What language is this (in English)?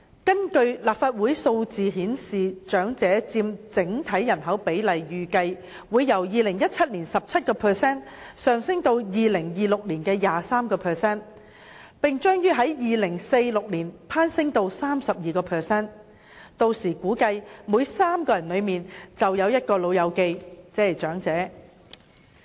Cantonese